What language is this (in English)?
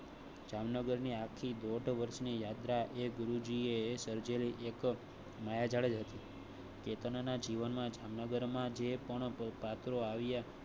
Gujarati